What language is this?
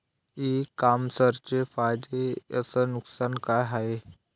Marathi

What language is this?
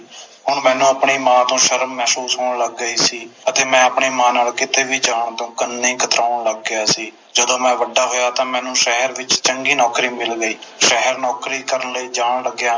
Punjabi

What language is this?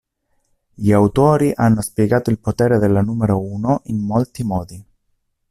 Italian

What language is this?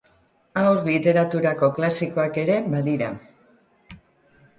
Basque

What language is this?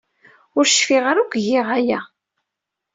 Kabyle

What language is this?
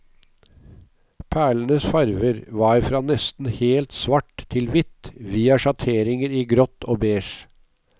Norwegian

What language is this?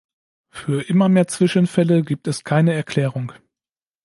German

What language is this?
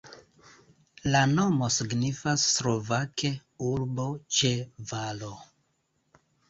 Esperanto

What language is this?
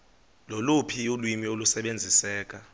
Xhosa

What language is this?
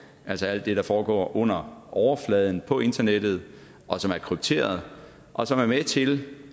Danish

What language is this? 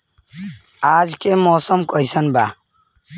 Bhojpuri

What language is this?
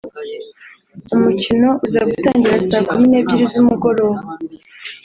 Kinyarwanda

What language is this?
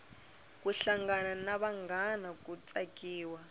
Tsonga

